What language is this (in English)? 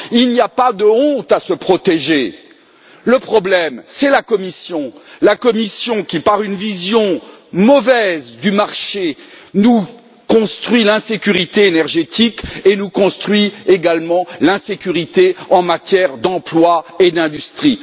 French